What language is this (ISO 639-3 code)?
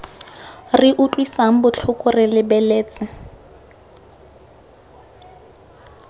tsn